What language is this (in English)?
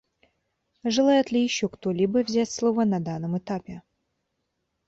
Russian